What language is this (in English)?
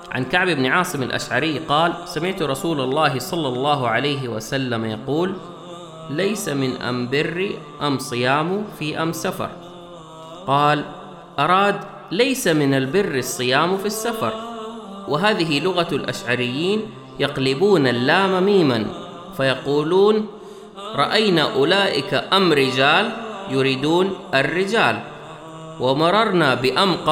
Arabic